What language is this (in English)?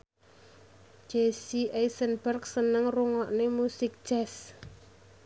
Javanese